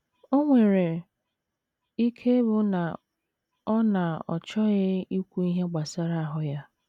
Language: Igbo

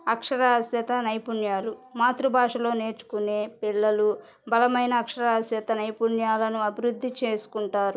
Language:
Telugu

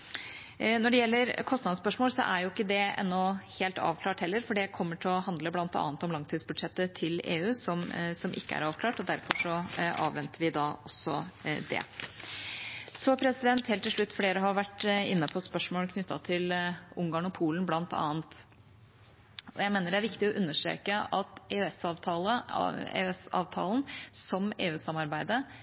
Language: Norwegian Bokmål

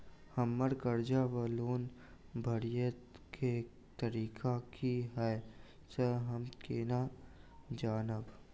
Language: Maithili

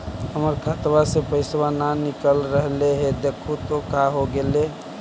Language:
Magahi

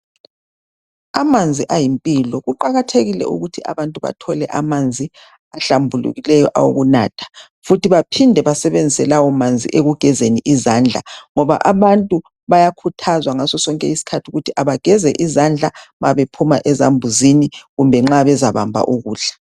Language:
North Ndebele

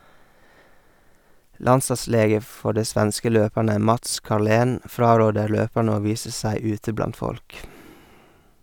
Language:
Norwegian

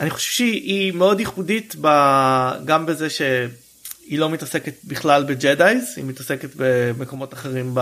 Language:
Hebrew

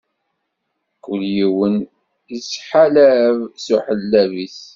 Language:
Kabyle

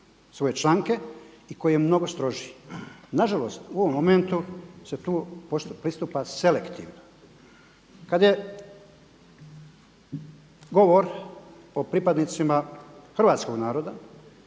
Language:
Croatian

